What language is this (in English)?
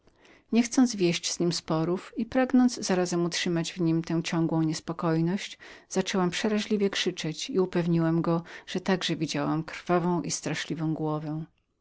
Polish